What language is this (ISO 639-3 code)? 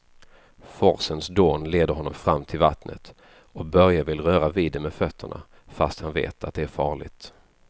swe